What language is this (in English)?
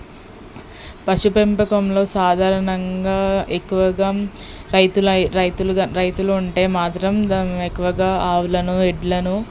Telugu